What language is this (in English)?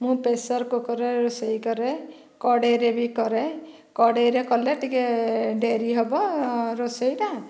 Odia